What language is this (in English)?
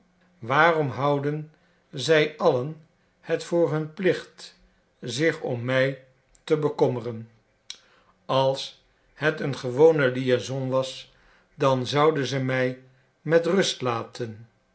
Dutch